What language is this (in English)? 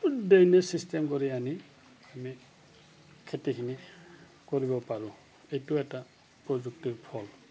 Assamese